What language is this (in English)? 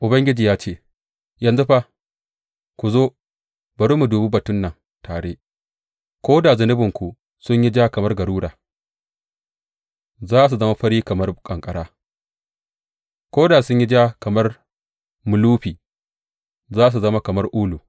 Hausa